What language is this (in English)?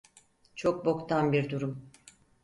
Turkish